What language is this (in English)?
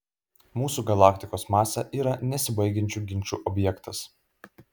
Lithuanian